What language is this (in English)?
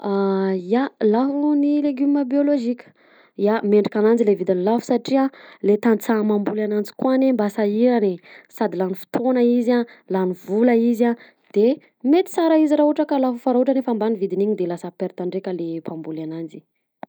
Southern Betsimisaraka Malagasy